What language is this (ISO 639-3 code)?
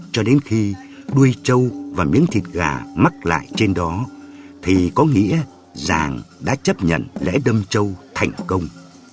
vie